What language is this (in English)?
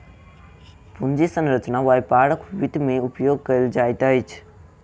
Maithili